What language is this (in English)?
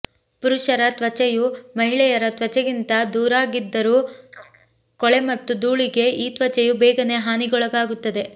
Kannada